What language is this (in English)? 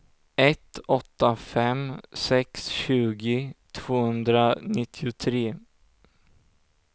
Swedish